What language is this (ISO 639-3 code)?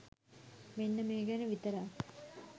sin